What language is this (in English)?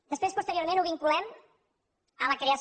Catalan